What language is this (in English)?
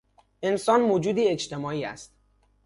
Persian